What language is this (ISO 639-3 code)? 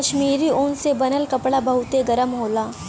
bho